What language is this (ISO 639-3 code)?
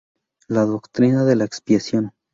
spa